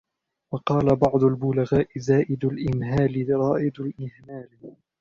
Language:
Arabic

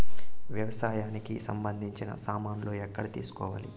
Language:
Telugu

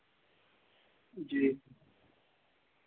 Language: Dogri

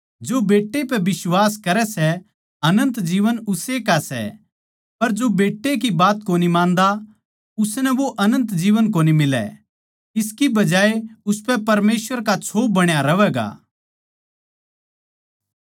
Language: Haryanvi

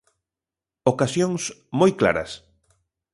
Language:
Galician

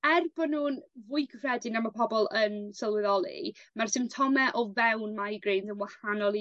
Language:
Welsh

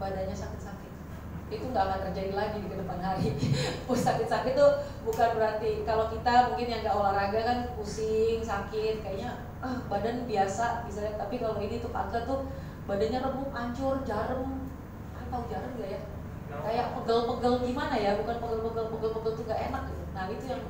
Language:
Indonesian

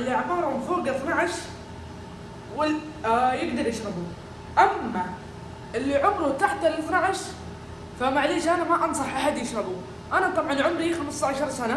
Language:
Arabic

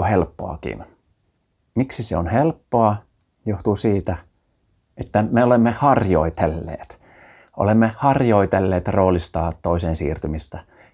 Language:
Finnish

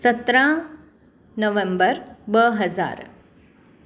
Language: Sindhi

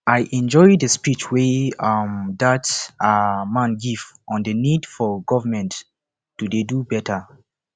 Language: Nigerian Pidgin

